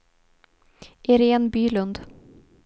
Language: Swedish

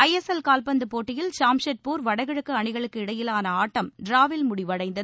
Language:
Tamil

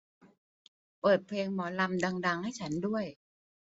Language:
Thai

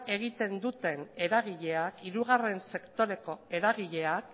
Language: Basque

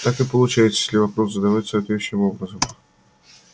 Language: Russian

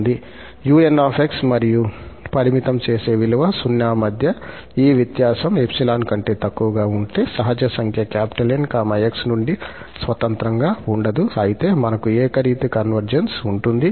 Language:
Telugu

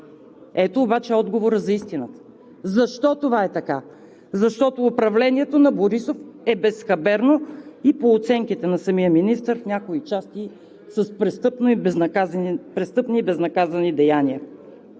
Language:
Bulgarian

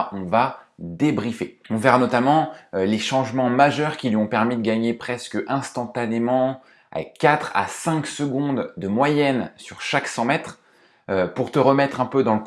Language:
French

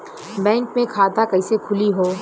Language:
Bhojpuri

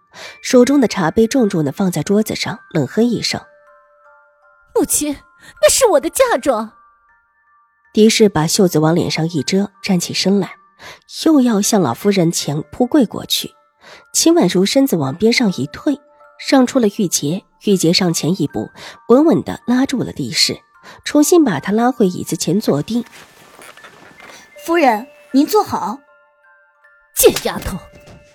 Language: Chinese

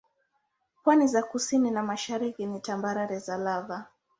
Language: Swahili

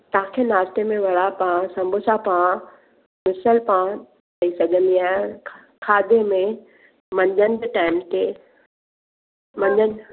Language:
Sindhi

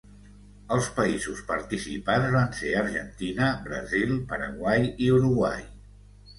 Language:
Catalan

